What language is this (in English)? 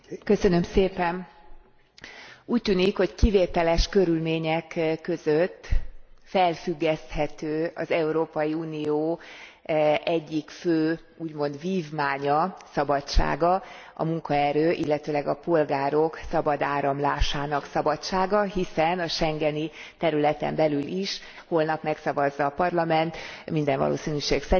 Hungarian